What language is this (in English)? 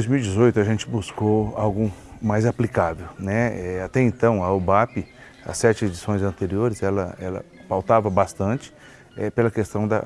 Portuguese